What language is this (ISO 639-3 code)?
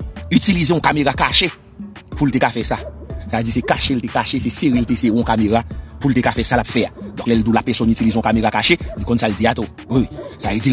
fra